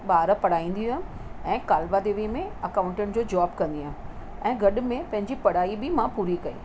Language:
Sindhi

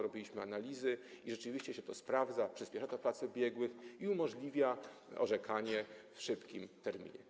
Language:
Polish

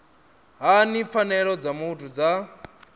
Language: Venda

